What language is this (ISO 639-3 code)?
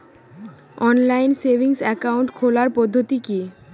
ben